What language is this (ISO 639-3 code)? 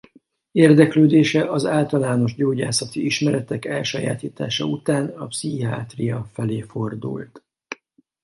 hun